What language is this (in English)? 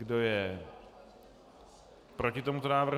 Czech